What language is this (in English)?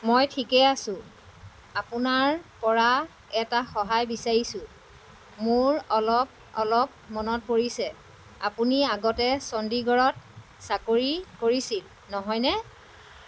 Assamese